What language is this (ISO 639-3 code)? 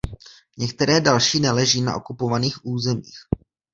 ces